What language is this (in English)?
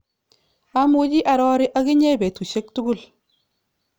Kalenjin